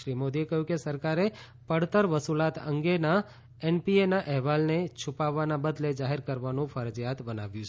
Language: Gujarati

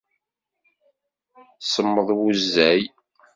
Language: Kabyle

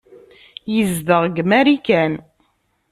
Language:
Kabyle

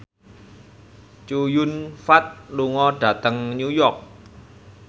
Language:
Javanese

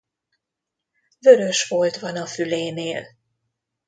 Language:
Hungarian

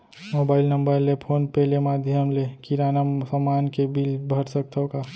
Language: Chhattisgarhi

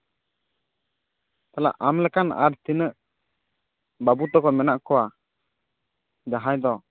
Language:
Santali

